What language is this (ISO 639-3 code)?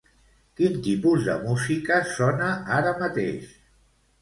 cat